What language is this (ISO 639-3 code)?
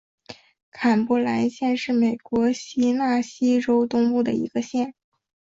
zho